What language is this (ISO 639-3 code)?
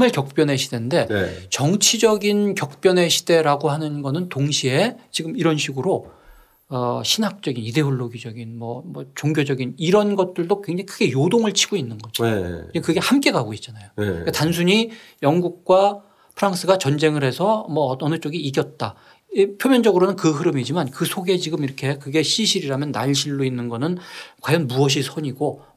kor